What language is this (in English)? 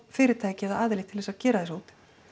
Icelandic